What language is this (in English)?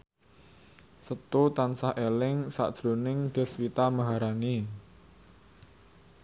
Javanese